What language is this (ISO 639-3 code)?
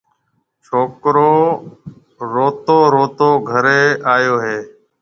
mve